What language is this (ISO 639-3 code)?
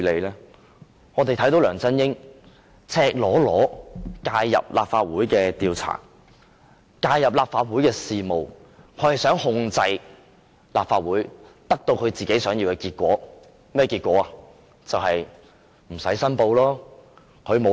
yue